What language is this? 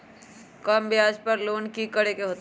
Magahi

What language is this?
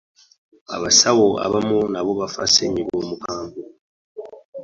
Ganda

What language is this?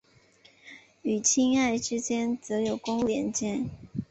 Chinese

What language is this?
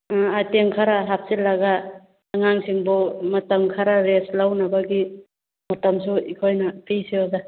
Manipuri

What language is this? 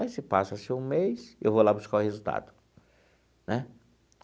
Portuguese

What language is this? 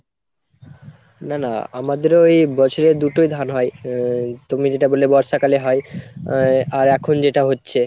Bangla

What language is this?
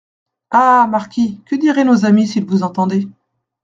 French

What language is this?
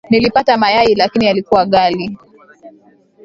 Swahili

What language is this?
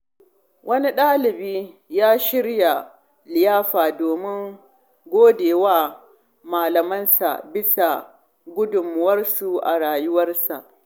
Hausa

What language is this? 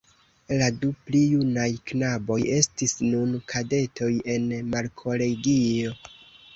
Esperanto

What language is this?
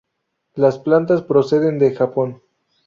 Spanish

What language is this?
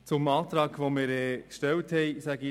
Swiss German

